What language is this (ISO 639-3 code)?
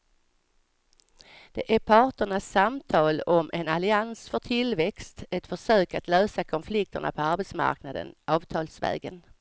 swe